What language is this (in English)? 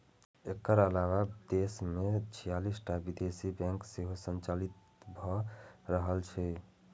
Maithili